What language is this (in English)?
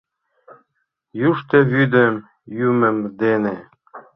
Mari